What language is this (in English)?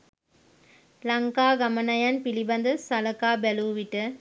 Sinhala